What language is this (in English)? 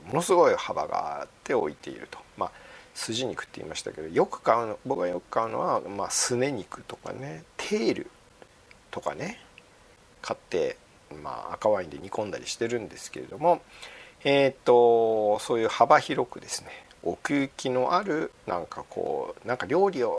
Japanese